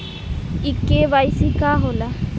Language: Bhojpuri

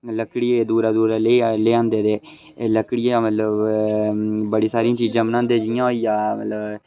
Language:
Dogri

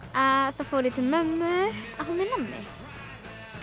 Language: Icelandic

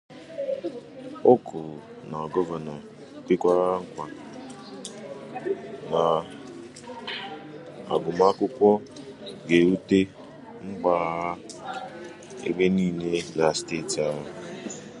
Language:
Igbo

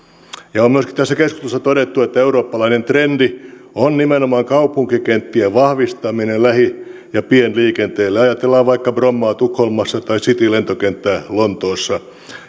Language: Finnish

